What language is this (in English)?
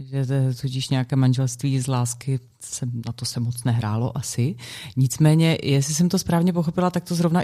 Czech